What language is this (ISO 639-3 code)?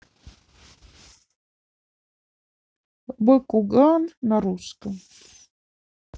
rus